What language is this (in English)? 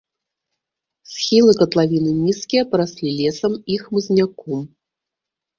Belarusian